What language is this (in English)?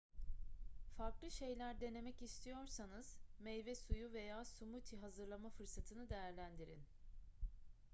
Turkish